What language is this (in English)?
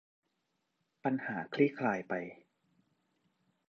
Thai